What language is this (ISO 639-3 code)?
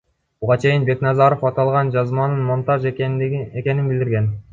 kir